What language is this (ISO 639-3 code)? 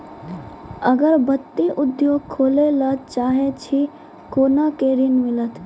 mai